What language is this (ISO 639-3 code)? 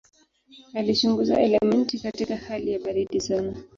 swa